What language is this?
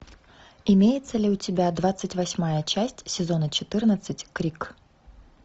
Russian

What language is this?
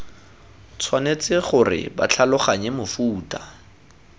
Tswana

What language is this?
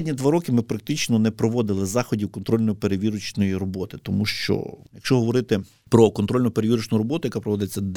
Ukrainian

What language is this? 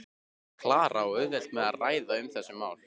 Icelandic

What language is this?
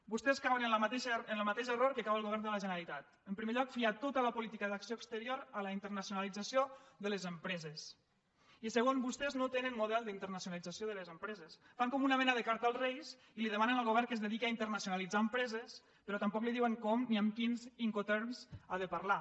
Catalan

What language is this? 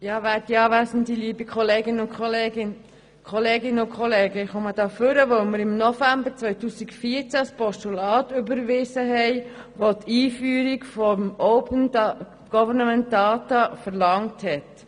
Swiss German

